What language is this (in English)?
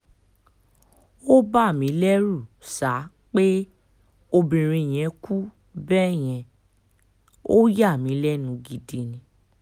Yoruba